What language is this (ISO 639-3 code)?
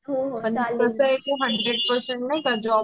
mar